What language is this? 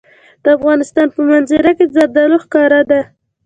Pashto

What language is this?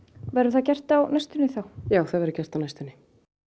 Icelandic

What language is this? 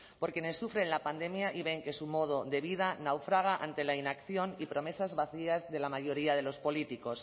Spanish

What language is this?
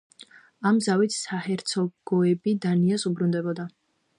Georgian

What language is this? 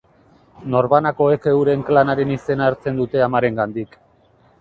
Basque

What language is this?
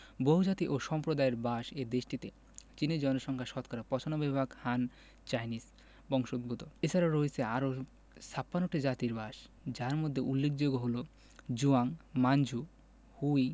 Bangla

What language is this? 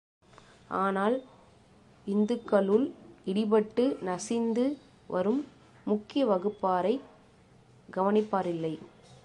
Tamil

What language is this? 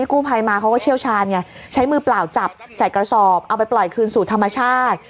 Thai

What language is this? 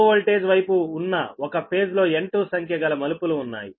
Telugu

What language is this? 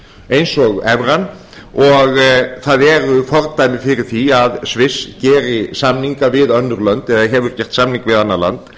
Icelandic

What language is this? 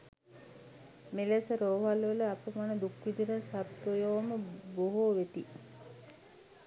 Sinhala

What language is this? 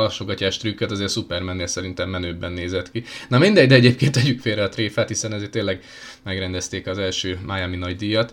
Hungarian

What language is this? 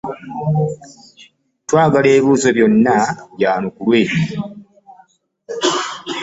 Ganda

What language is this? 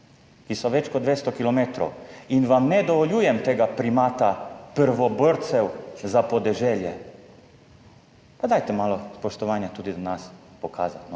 Slovenian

